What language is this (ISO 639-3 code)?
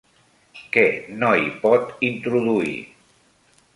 cat